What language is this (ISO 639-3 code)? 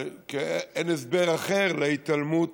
heb